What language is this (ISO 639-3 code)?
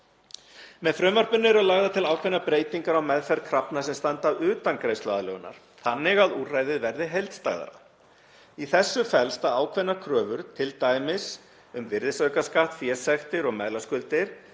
isl